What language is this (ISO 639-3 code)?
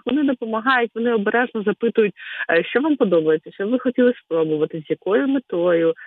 ukr